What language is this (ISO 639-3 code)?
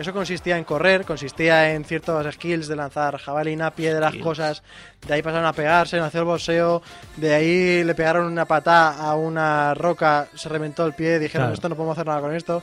spa